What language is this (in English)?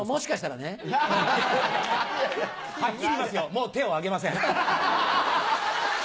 Japanese